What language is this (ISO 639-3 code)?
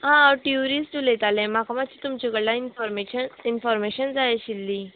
kok